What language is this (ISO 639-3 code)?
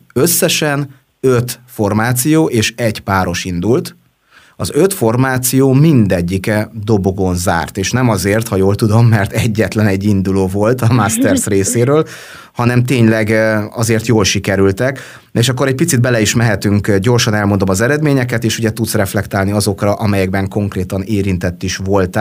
hun